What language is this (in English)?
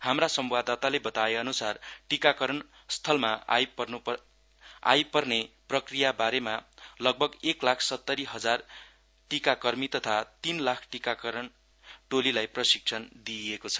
Nepali